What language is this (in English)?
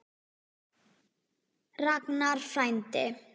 Icelandic